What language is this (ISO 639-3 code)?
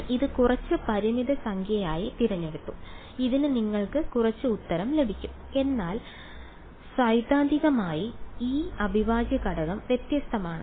mal